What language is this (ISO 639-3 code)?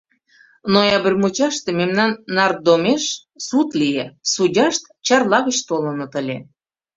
chm